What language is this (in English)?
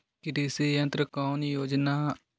Magahi